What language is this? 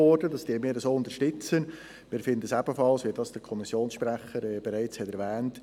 Swiss German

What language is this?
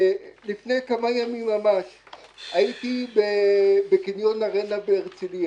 Hebrew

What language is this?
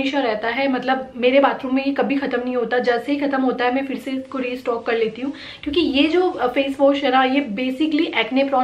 Hindi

